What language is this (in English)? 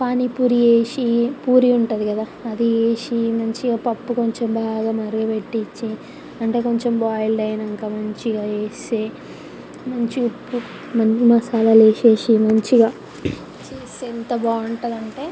Telugu